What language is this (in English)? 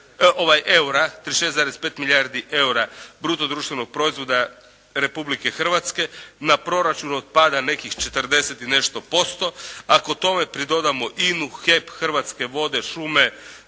Croatian